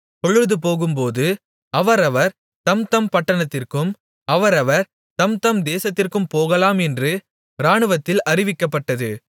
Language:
Tamil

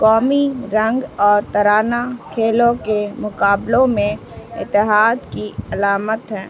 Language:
Urdu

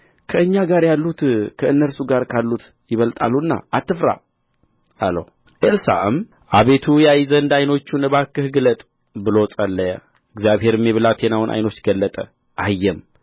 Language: Amharic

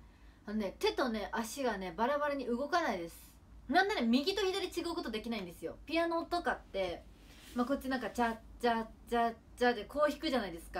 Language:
Japanese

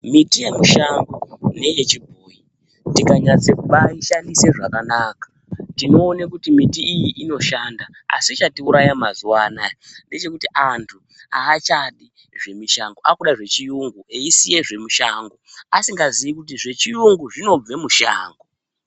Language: Ndau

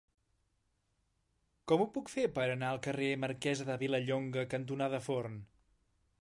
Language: Catalan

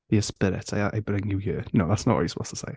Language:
English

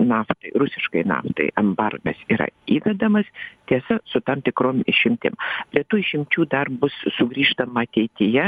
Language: Lithuanian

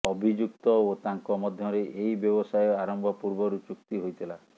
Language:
Odia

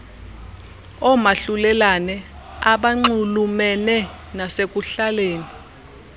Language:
Xhosa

